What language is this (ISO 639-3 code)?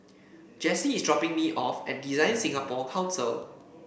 eng